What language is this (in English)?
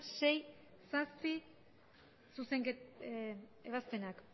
Basque